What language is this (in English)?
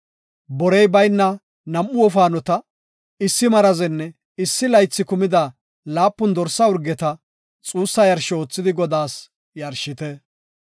Gofa